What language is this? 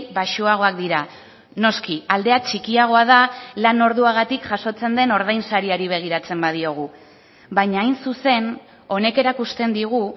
Basque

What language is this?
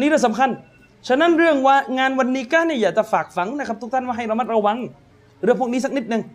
Thai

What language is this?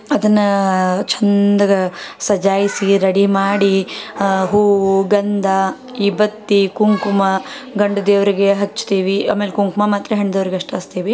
Kannada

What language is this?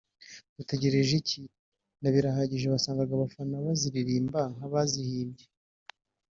Kinyarwanda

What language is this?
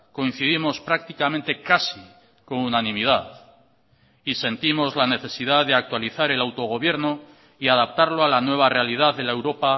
Spanish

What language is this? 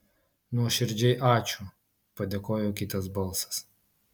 Lithuanian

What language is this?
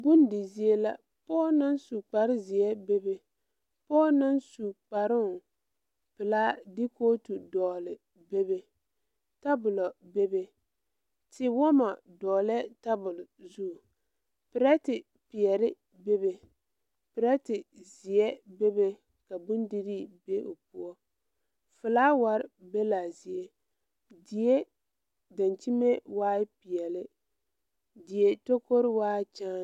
Southern Dagaare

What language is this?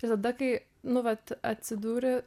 Lithuanian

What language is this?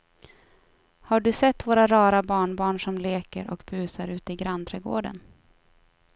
Swedish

